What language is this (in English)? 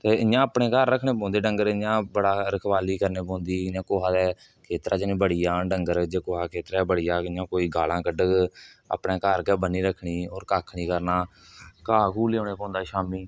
Dogri